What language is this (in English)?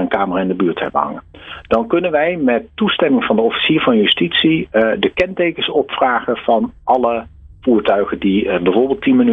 Dutch